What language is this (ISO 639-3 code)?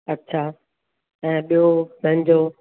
snd